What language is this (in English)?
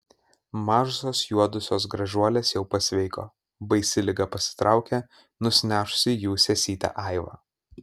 Lithuanian